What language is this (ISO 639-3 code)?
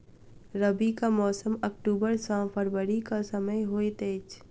mai